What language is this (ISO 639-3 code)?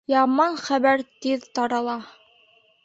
bak